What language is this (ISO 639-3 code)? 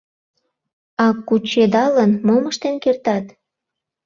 chm